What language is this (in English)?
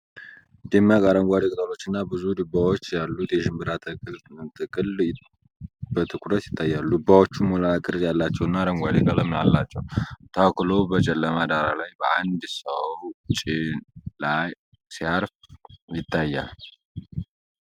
Amharic